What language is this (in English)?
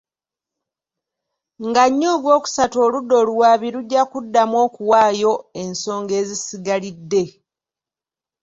Ganda